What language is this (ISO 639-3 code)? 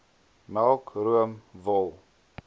afr